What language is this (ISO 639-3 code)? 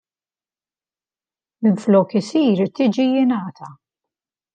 mlt